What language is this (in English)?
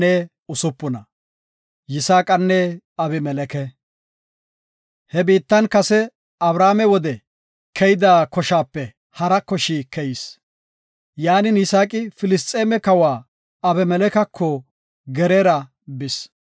Gofa